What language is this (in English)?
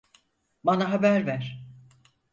Turkish